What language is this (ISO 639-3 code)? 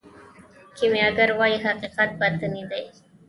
pus